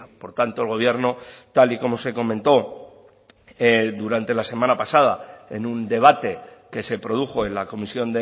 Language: Spanish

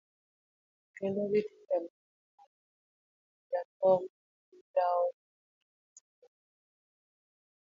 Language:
Luo (Kenya and Tanzania)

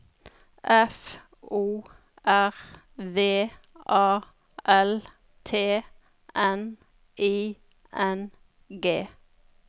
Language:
Norwegian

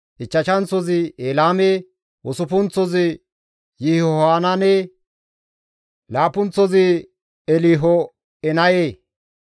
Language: Gamo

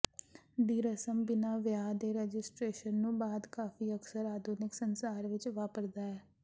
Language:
Punjabi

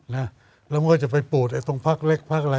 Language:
Thai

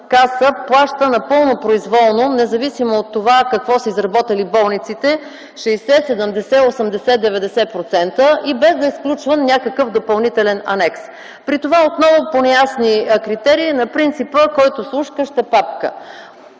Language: Bulgarian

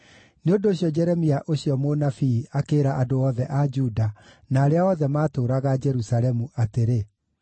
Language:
Kikuyu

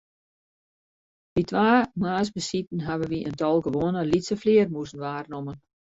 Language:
Western Frisian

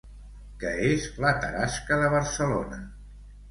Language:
Catalan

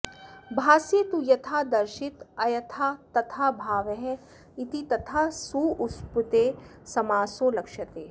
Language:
Sanskrit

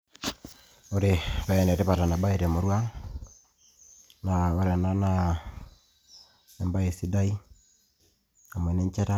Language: Masai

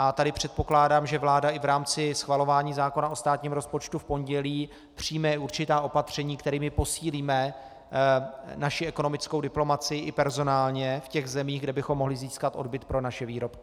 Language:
Czech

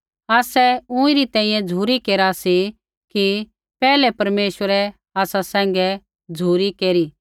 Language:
Kullu Pahari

